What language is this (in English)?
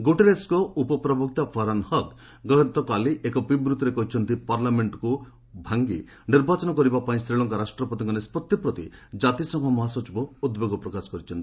Odia